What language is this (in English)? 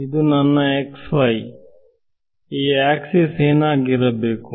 Kannada